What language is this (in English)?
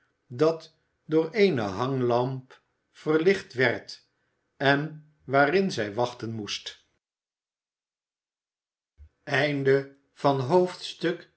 Dutch